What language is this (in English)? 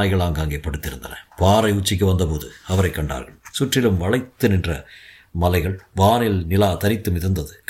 Tamil